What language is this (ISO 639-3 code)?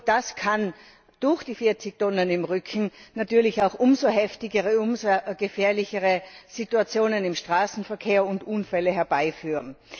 deu